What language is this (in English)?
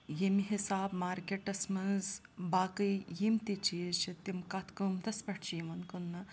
Kashmiri